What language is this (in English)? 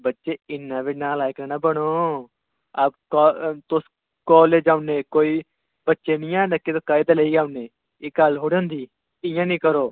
Dogri